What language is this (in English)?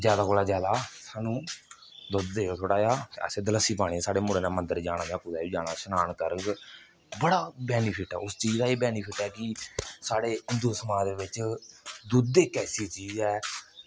Dogri